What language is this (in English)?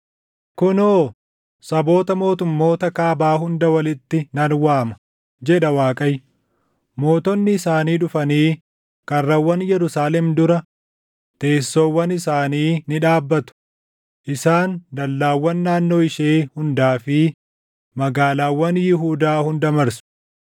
Oromo